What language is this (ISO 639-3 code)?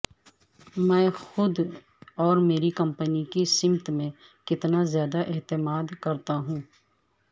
urd